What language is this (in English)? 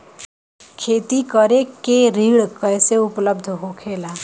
Bhojpuri